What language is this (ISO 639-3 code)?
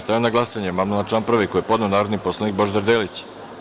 srp